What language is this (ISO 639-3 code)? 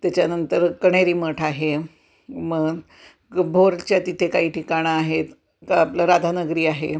mar